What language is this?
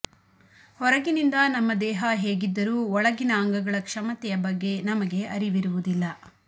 Kannada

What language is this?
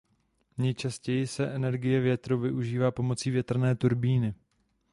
Czech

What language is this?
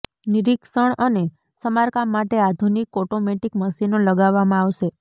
Gujarati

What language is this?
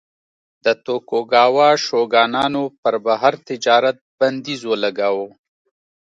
Pashto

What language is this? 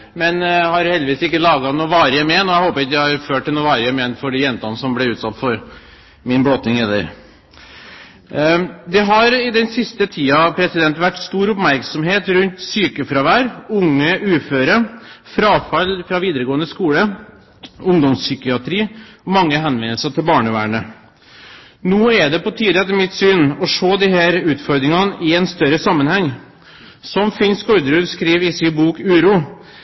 Norwegian Bokmål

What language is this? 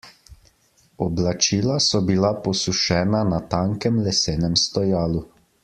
Slovenian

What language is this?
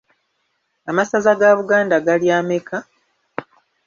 Ganda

